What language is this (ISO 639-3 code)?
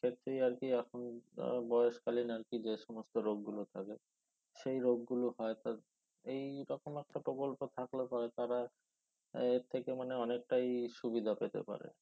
ben